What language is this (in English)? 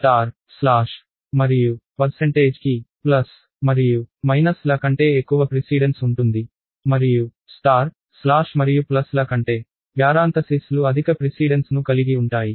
Telugu